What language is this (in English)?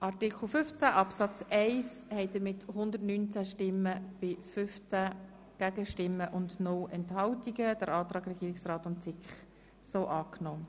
Swiss German